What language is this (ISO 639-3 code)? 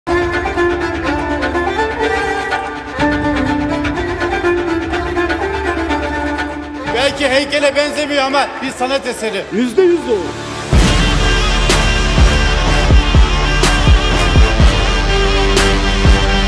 tur